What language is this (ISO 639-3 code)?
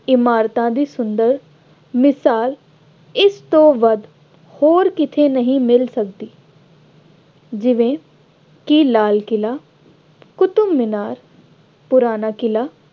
pan